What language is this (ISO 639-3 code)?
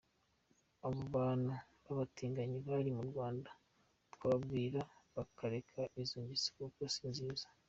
kin